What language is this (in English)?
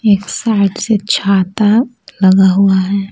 Hindi